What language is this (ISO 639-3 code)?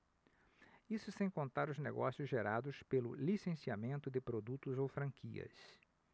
por